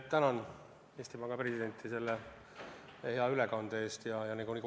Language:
Estonian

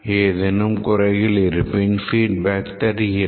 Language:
Tamil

